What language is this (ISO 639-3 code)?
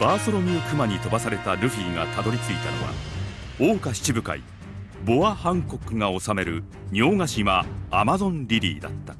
jpn